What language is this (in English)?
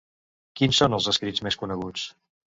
Catalan